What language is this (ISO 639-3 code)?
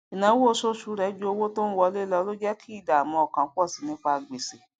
yor